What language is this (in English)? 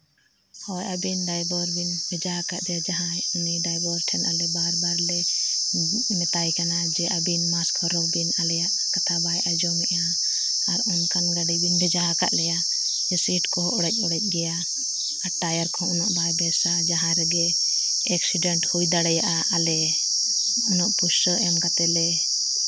Santali